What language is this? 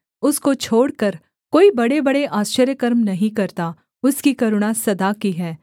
Hindi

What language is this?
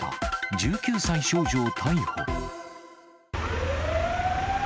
Japanese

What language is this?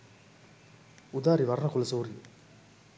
Sinhala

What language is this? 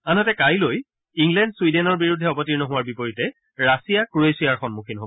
Assamese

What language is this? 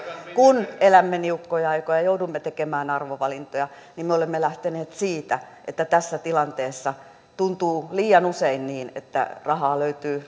Finnish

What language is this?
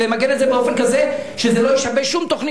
Hebrew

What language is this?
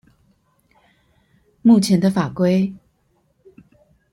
Chinese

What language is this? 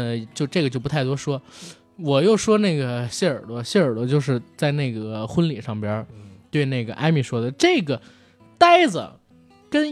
Chinese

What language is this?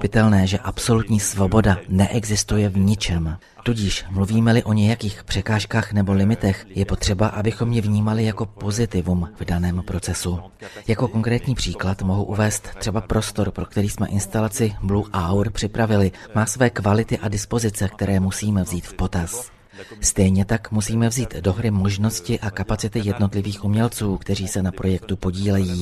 Czech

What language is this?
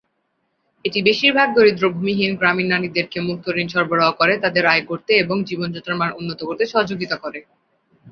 Bangla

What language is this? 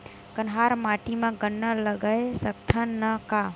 Chhattisgarhi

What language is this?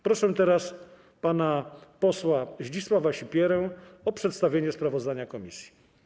Polish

